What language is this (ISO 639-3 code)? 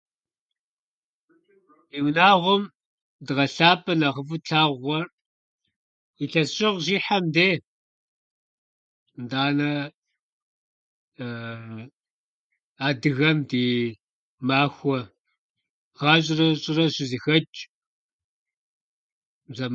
kbd